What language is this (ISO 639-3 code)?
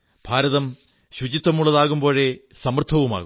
mal